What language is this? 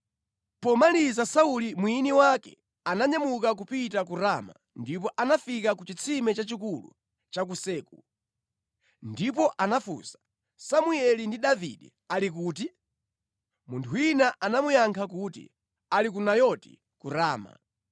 Nyanja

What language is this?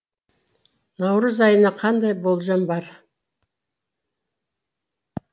Kazakh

